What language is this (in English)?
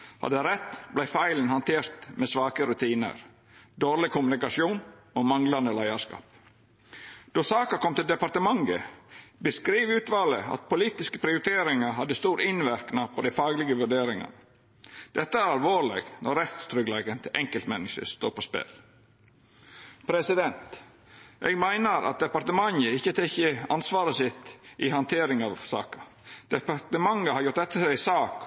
Norwegian Nynorsk